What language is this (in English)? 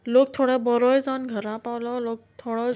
Konkani